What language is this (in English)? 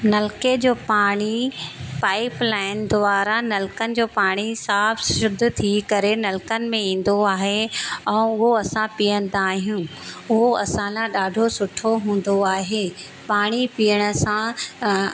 Sindhi